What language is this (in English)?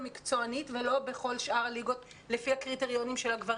Hebrew